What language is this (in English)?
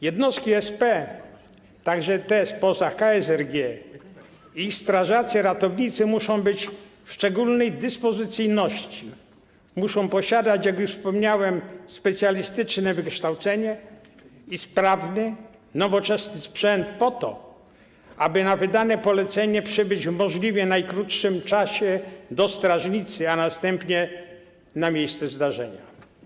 Polish